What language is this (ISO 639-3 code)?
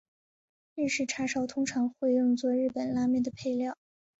zho